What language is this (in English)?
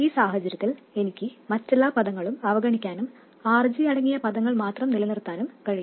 Malayalam